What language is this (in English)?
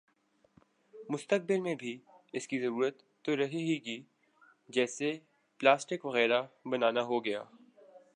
Urdu